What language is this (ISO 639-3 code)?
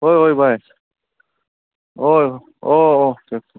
mni